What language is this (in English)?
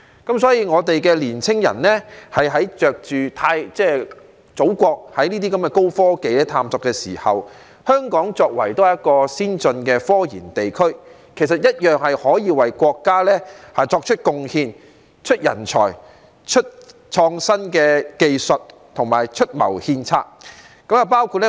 Cantonese